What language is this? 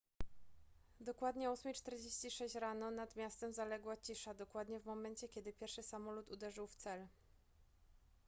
Polish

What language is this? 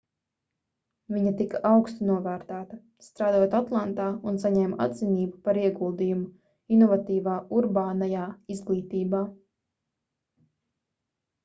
Latvian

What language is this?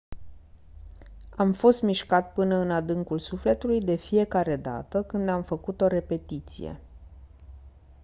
Romanian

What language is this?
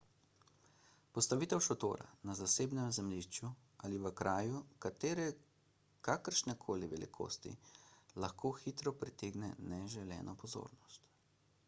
Slovenian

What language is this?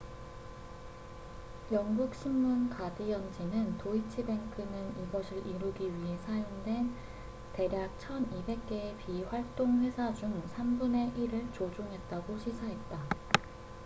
Korean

